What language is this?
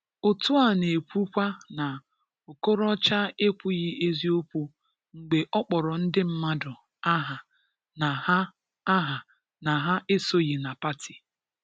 Igbo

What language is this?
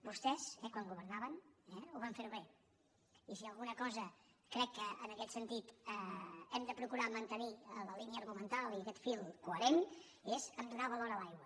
Catalan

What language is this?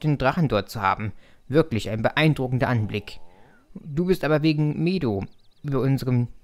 German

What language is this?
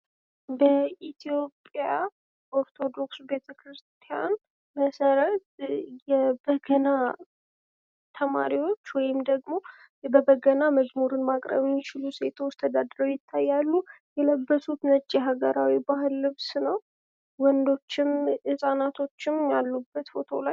Amharic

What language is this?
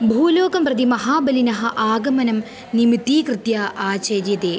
Sanskrit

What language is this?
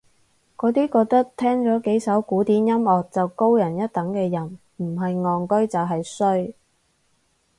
Cantonese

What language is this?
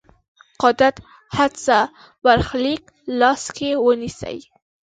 Pashto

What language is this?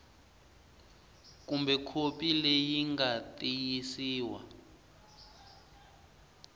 Tsonga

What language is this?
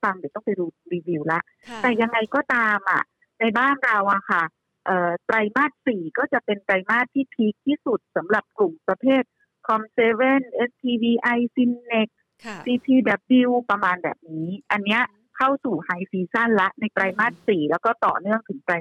Thai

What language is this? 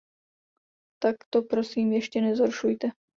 Czech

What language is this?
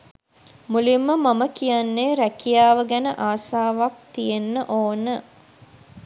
Sinhala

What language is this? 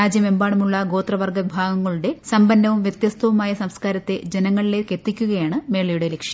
Malayalam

